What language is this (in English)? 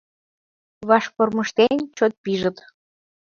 Mari